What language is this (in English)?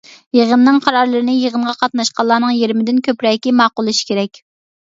Uyghur